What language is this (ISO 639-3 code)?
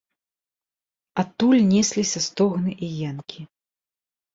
bel